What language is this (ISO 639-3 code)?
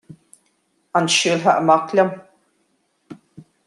gle